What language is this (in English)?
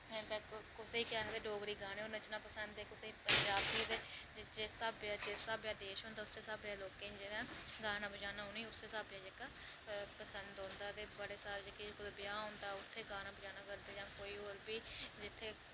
Dogri